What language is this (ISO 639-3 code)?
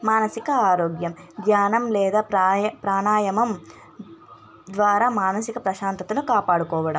tel